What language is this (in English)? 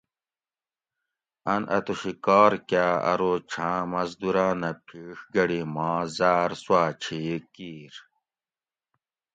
Gawri